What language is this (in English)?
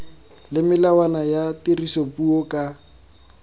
Tswana